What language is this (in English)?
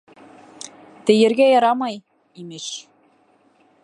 Bashkir